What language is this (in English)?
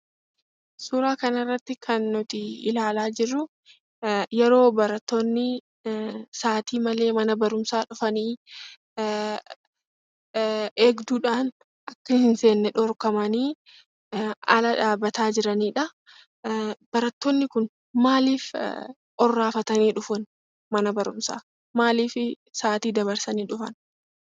Oromo